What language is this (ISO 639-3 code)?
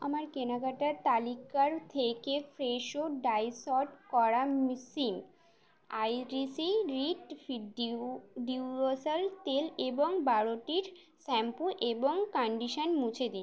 ben